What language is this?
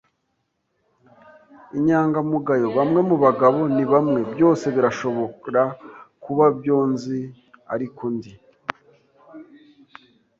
Kinyarwanda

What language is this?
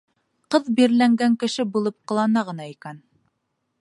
Bashkir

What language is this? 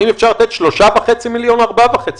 Hebrew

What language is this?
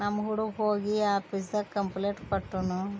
Kannada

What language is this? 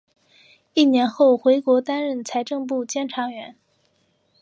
Chinese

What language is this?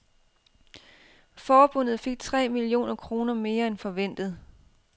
Danish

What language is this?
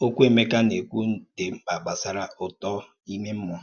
Igbo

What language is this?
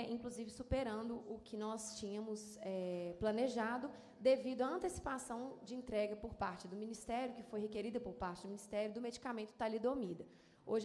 Portuguese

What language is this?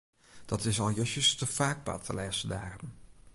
Western Frisian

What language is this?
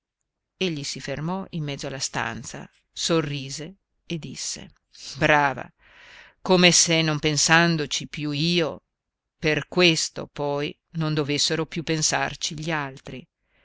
Italian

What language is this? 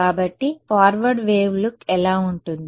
Telugu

